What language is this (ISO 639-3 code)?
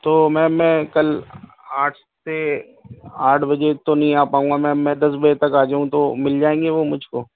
urd